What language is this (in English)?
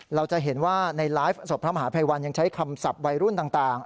Thai